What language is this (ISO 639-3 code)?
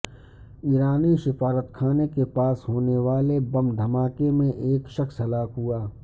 urd